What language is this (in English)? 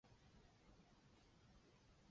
Chinese